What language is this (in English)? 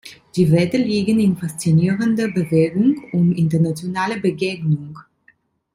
German